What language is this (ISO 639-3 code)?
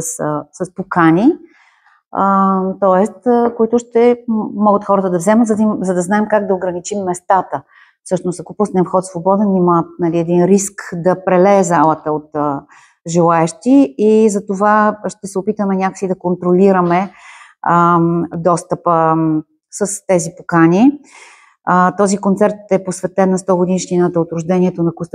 bul